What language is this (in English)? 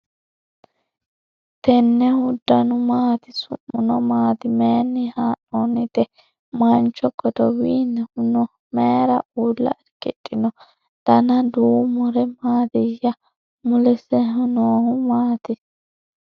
Sidamo